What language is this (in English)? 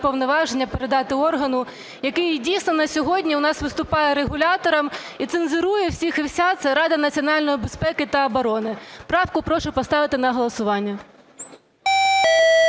Ukrainian